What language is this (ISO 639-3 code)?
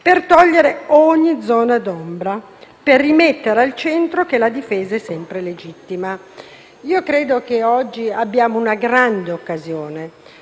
ita